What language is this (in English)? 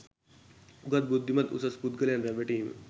Sinhala